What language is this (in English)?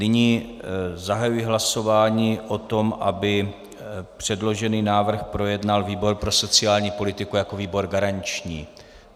Czech